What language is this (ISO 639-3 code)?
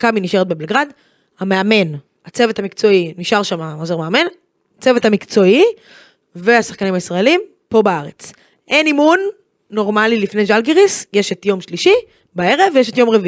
heb